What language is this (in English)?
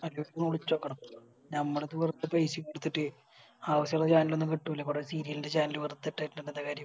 Malayalam